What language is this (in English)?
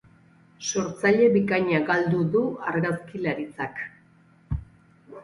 Basque